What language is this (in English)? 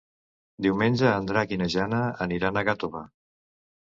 Catalan